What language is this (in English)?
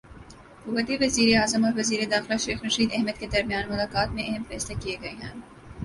Urdu